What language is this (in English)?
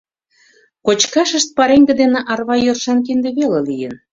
Mari